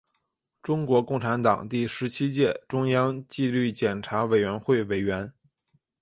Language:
Chinese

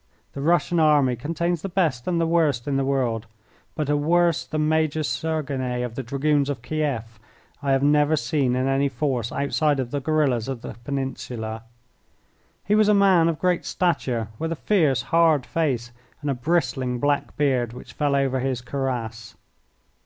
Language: English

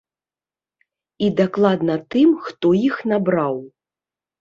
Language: Belarusian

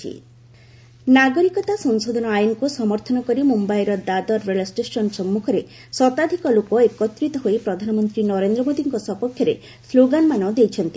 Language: Odia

